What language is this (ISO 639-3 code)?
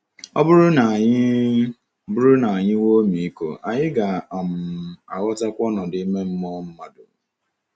ibo